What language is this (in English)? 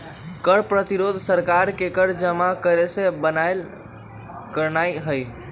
Magahi